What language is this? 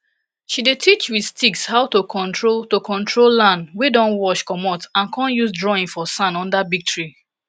Nigerian Pidgin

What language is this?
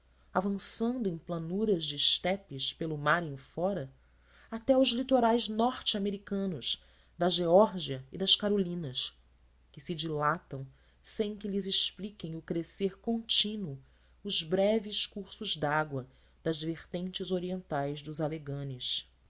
Portuguese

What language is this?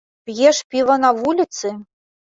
Belarusian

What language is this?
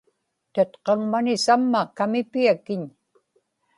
Inupiaq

